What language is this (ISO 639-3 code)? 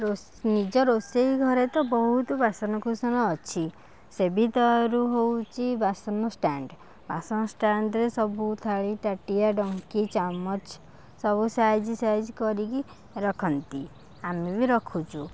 ori